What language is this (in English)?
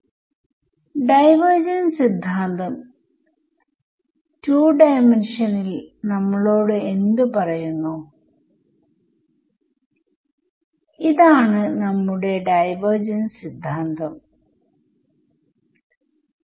Malayalam